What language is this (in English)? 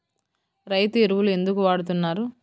Telugu